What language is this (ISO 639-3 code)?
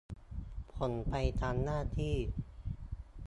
tha